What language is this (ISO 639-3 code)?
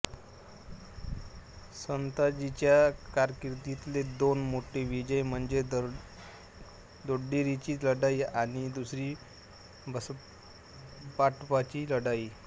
mar